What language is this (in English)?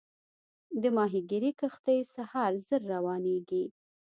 Pashto